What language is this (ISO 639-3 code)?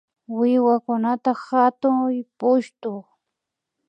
qvi